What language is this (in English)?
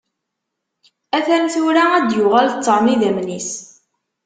Kabyle